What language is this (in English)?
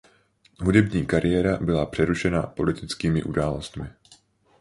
Czech